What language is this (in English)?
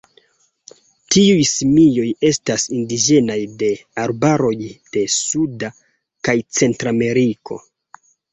Esperanto